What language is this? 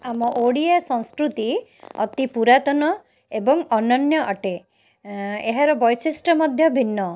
Odia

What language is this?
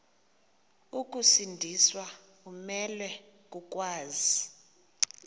Xhosa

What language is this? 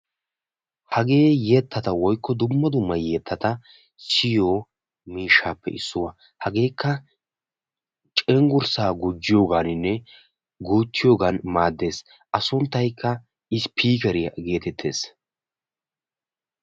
Wolaytta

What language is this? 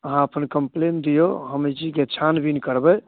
Maithili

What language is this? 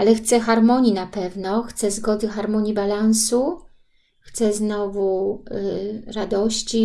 Polish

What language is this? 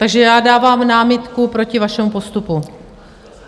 Czech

